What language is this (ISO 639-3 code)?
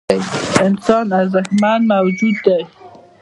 pus